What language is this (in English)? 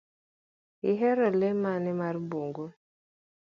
Luo (Kenya and Tanzania)